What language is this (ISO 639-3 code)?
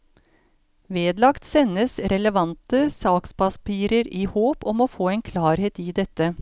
nor